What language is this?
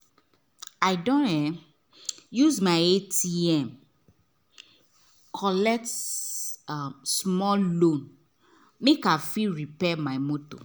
Nigerian Pidgin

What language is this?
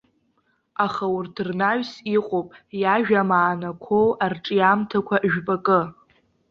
Abkhazian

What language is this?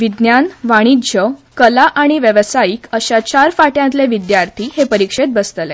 Konkani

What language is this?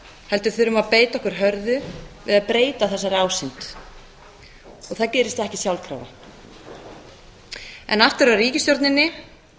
Icelandic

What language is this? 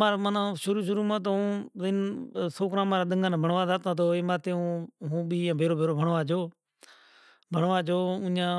Kachi Koli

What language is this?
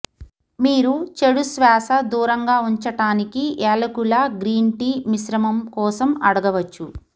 Telugu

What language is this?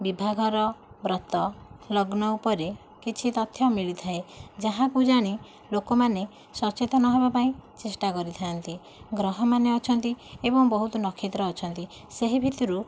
Odia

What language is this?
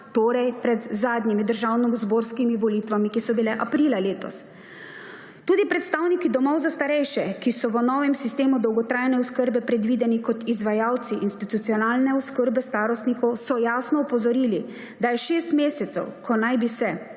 Slovenian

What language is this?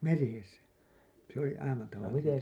Finnish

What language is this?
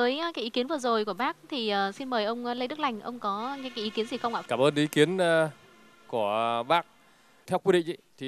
Vietnamese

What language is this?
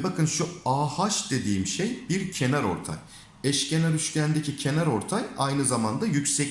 Turkish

